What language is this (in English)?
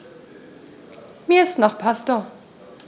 German